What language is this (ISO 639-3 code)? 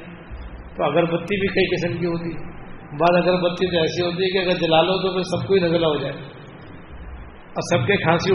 urd